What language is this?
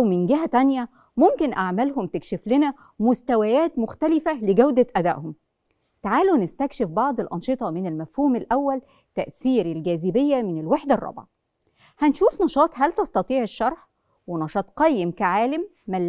Arabic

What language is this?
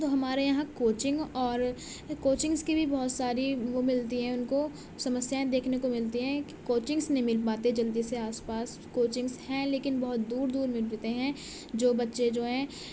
Urdu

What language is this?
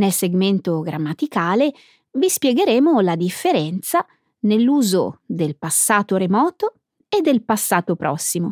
Italian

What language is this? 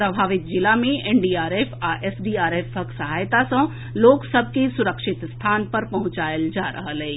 Maithili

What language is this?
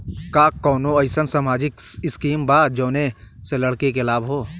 Bhojpuri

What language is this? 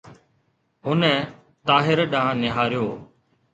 Sindhi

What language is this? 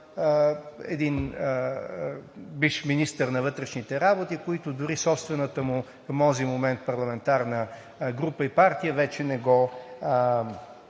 Bulgarian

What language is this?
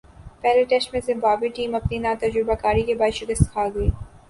Urdu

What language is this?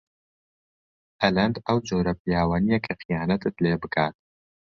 Central Kurdish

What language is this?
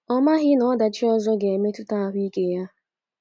Igbo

